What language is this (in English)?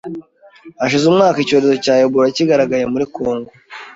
Kinyarwanda